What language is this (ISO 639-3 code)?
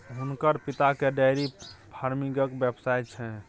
mai